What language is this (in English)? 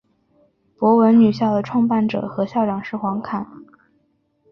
Chinese